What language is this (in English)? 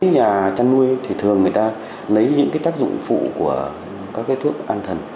Vietnamese